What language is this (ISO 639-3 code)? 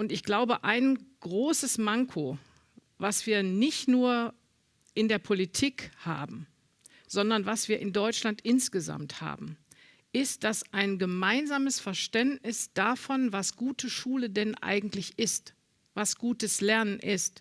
deu